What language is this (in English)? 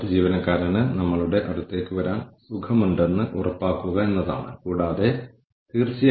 Malayalam